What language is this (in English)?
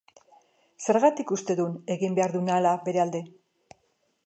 Basque